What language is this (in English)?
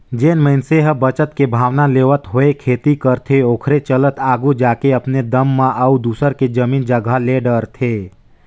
Chhattisgarhi